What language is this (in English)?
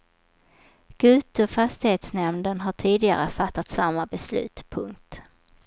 Swedish